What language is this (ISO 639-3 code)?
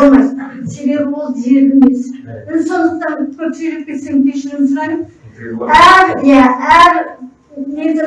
tur